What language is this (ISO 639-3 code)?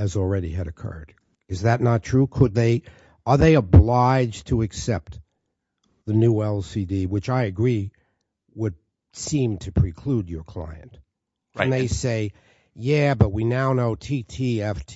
eng